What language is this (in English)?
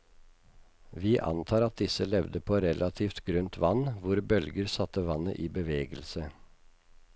Norwegian